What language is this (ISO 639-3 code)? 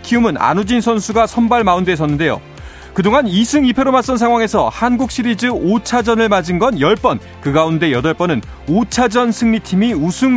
kor